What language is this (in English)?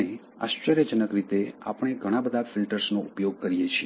Gujarati